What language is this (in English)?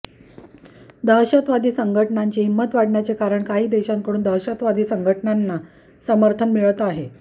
Marathi